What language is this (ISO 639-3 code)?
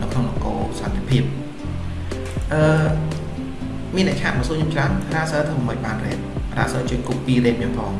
vie